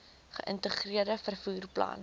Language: Afrikaans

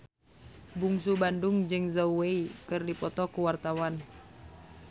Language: Sundanese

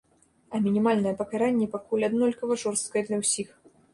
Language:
Belarusian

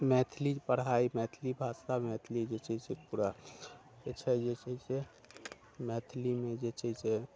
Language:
Maithili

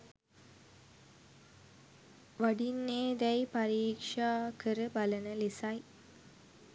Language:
Sinhala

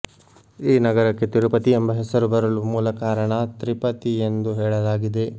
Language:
Kannada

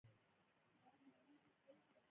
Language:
Pashto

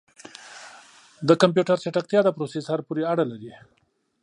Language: Pashto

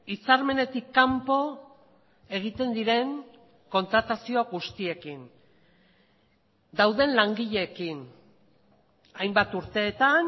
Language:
Basque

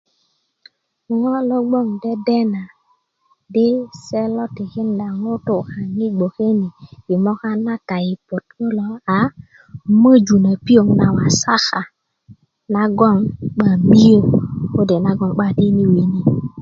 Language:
Kuku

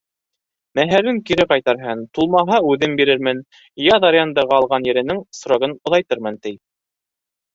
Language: Bashkir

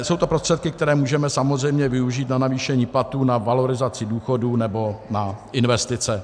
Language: Czech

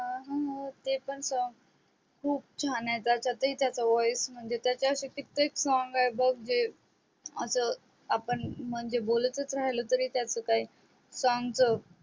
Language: Marathi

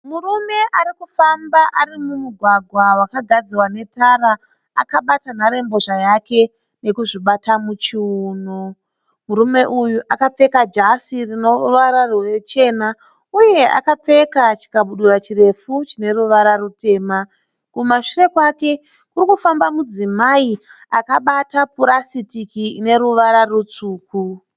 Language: Shona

